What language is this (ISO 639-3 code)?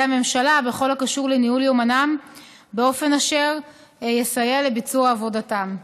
heb